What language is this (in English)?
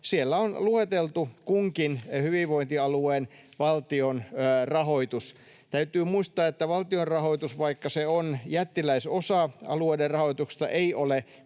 Finnish